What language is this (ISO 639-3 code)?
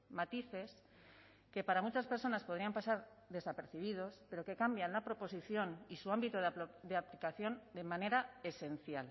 spa